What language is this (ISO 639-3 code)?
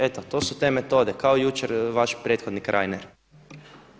hrv